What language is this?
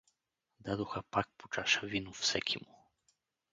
Bulgarian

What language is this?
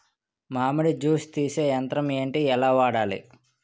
Telugu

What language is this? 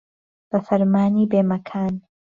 Central Kurdish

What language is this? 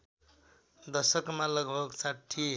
Nepali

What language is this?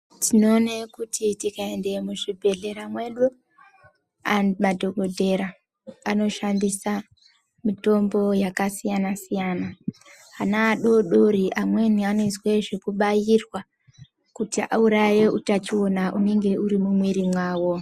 Ndau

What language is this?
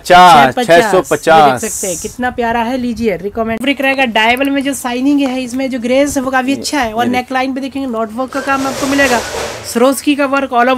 Hindi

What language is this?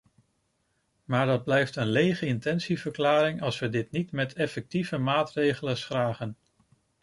Dutch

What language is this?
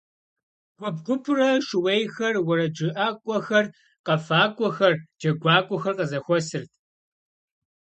Kabardian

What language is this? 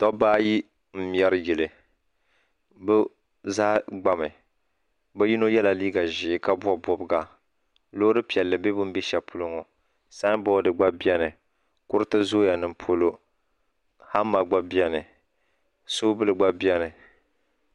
Dagbani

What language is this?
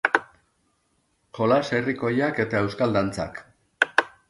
Basque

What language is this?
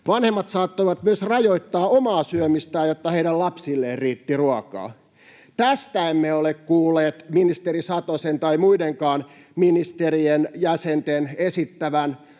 Finnish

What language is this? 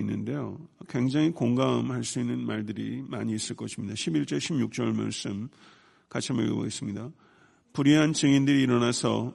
Korean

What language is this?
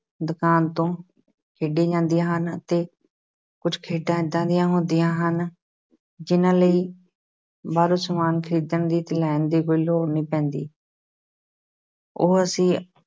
Punjabi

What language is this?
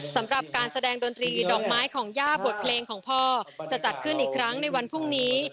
Thai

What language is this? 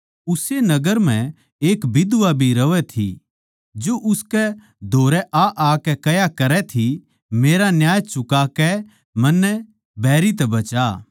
Haryanvi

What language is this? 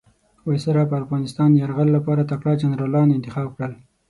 Pashto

